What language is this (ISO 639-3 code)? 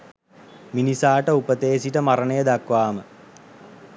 sin